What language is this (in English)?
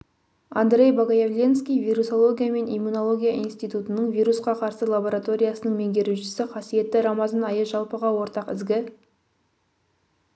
Kazakh